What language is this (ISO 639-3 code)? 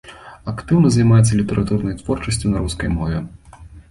bel